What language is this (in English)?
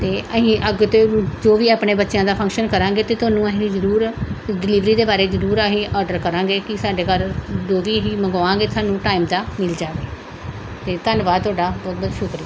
Punjabi